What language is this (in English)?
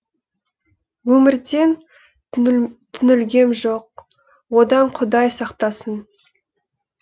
Kazakh